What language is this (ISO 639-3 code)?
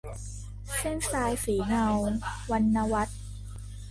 tha